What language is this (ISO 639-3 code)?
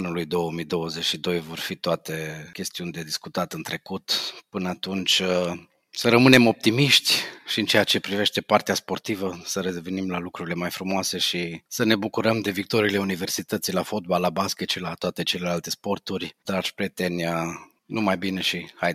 ron